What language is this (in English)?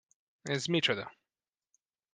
Hungarian